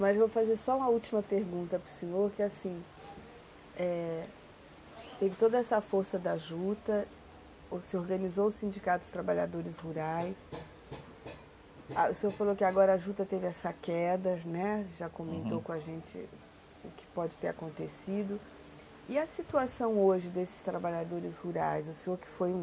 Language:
Portuguese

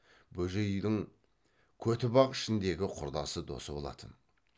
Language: Kazakh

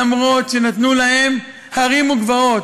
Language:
Hebrew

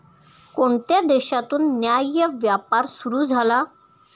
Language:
Marathi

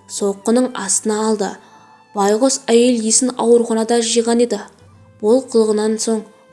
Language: Turkish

